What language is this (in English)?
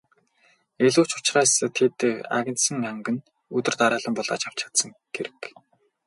Mongolian